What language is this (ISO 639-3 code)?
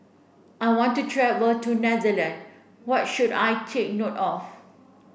eng